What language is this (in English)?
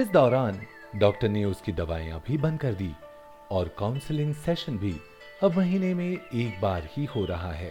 Hindi